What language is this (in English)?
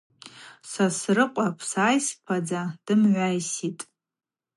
Abaza